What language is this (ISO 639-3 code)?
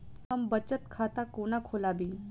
mai